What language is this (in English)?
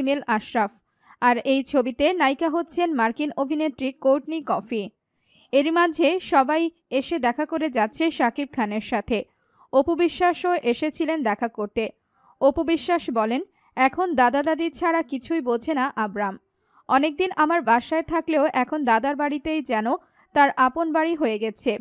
Romanian